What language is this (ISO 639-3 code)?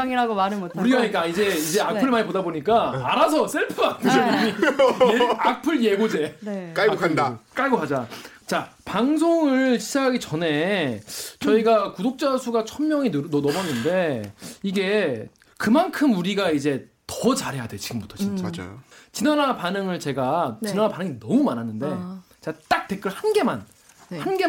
kor